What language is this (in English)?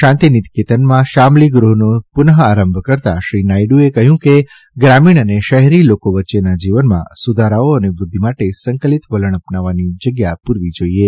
Gujarati